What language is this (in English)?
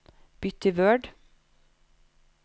Norwegian